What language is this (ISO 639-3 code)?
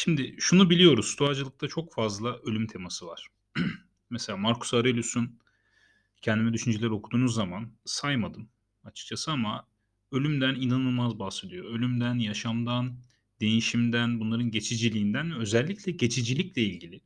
tur